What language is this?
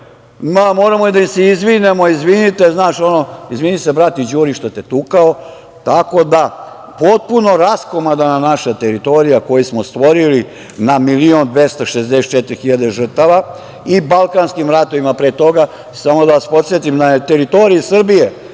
Serbian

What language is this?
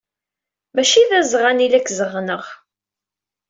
Kabyle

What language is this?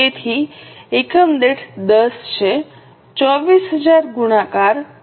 Gujarati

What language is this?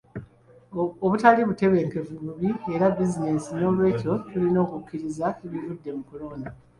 Ganda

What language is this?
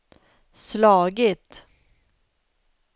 Swedish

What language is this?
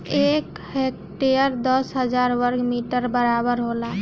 Bhojpuri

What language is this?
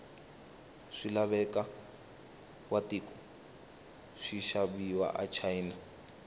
Tsonga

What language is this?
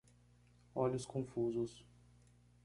Portuguese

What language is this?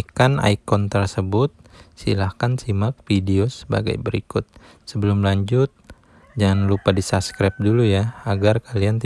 Indonesian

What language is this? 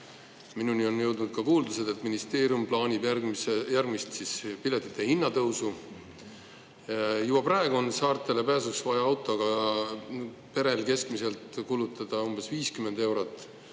Estonian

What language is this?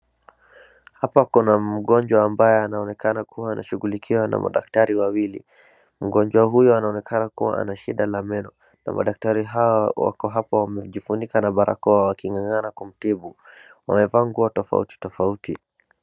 Swahili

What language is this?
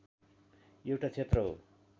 Nepali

